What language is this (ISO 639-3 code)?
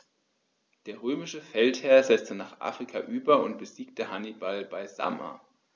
deu